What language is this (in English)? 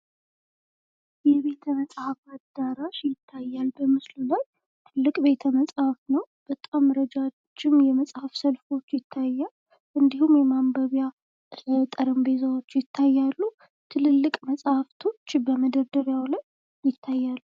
Amharic